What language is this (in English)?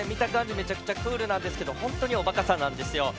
Japanese